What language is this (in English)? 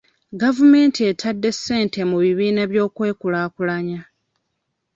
Ganda